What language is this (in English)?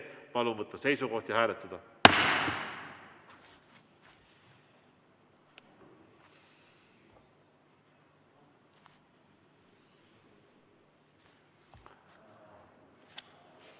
Estonian